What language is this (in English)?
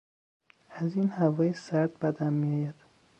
Persian